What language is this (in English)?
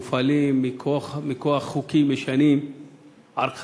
Hebrew